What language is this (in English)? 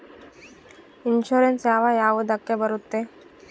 Kannada